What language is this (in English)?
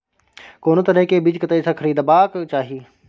Maithili